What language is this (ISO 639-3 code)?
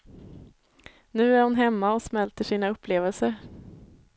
swe